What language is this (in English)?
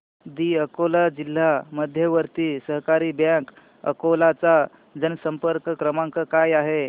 Marathi